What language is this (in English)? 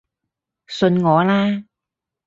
Cantonese